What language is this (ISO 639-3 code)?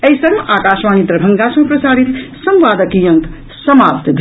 mai